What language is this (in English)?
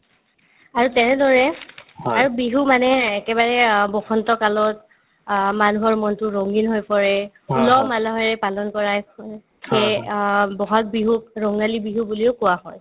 Assamese